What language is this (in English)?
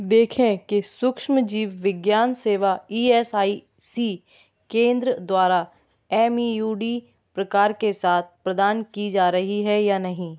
Hindi